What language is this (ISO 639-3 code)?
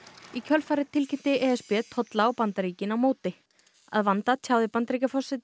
isl